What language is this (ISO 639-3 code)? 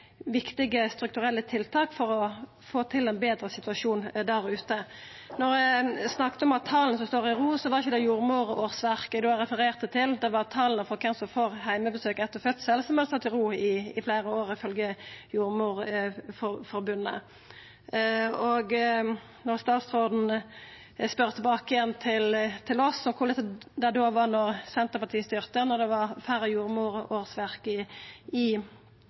nno